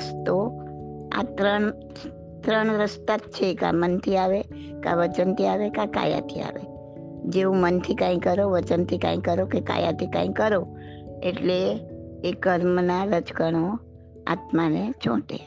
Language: Gujarati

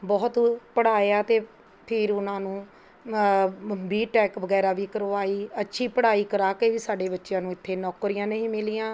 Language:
Punjabi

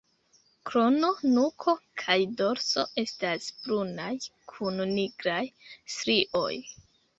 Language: Esperanto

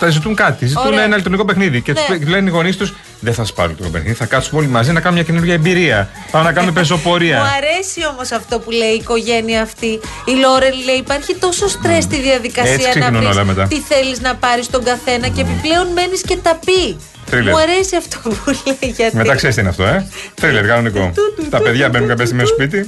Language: Greek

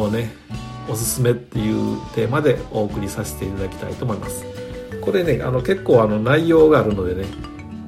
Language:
Japanese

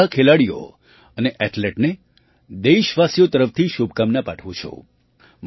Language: Gujarati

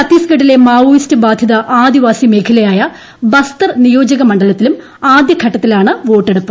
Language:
Malayalam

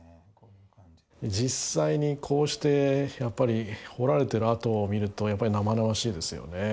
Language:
Japanese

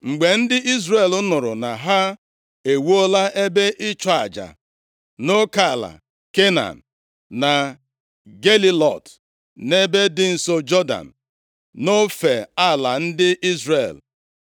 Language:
Igbo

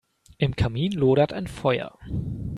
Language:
German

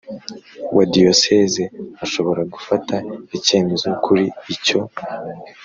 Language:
Kinyarwanda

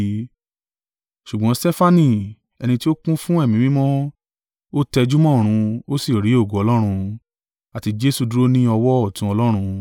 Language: Yoruba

